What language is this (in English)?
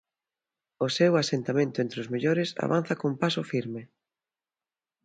Galician